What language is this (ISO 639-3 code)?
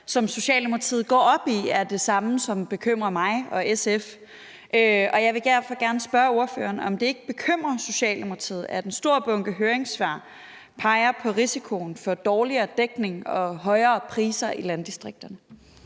dan